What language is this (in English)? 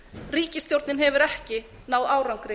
Icelandic